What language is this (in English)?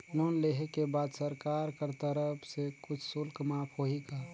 Chhattisgarhi